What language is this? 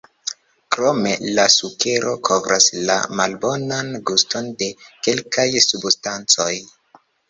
Esperanto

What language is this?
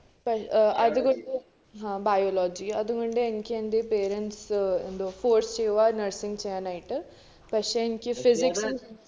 Malayalam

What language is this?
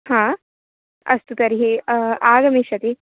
Sanskrit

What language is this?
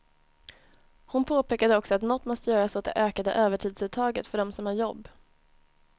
Swedish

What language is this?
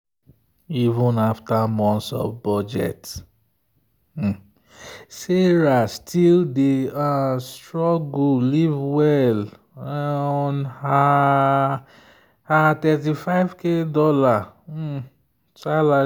Nigerian Pidgin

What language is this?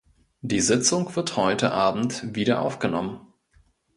German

